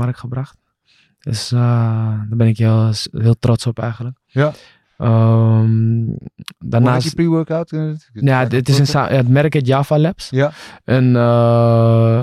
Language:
Dutch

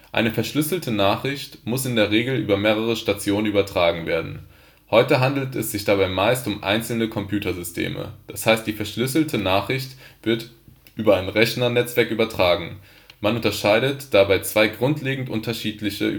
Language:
German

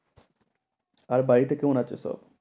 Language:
Bangla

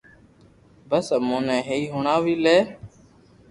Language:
Loarki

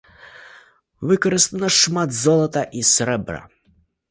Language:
Belarusian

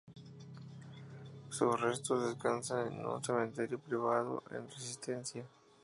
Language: Spanish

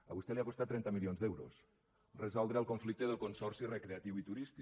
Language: Catalan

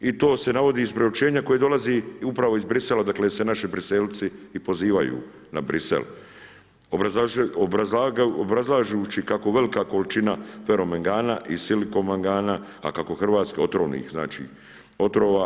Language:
Croatian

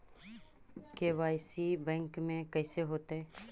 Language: Magahi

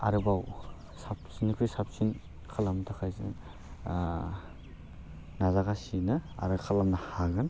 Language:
Bodo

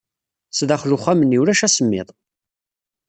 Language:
Kabyle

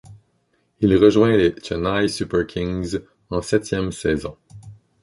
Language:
French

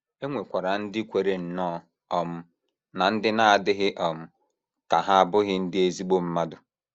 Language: Igbo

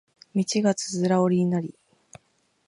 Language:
Japanese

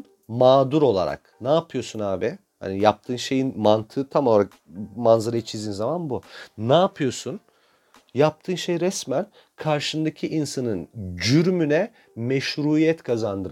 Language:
Turkish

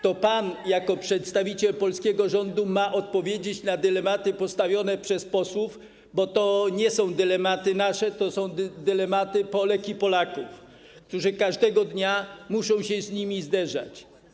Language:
Polish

